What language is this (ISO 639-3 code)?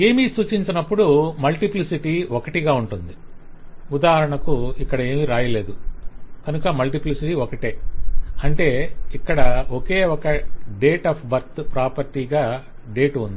tel